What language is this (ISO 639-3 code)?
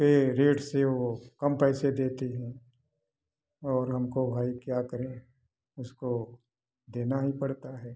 hin